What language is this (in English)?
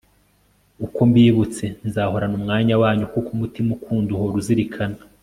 Kinyarwanda